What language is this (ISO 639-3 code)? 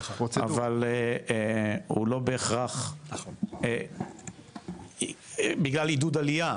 heb